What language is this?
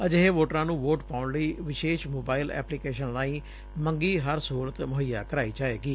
Punjabi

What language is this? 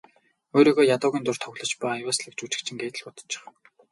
Mongolian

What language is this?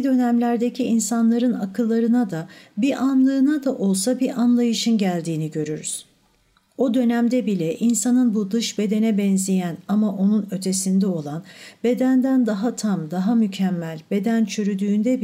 Turkish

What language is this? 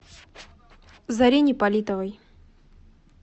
Russian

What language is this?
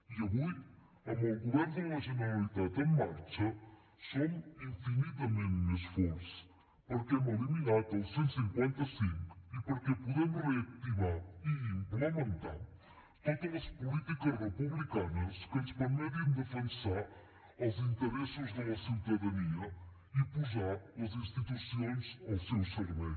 Catalan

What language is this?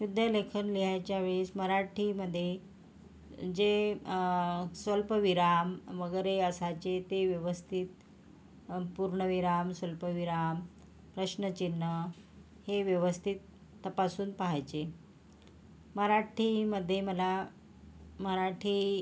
Marathi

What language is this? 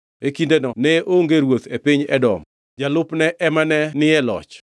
Luo (Kenya and Tanzania)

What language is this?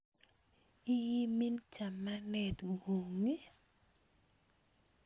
Kalenjin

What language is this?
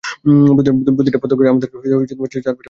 Bangla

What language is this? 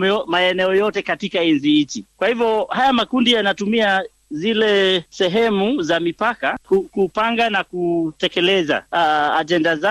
Swahili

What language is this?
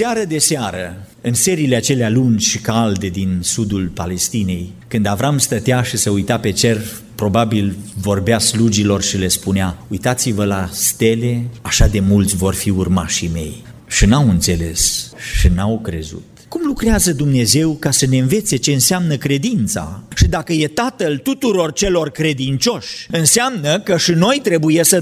Romanian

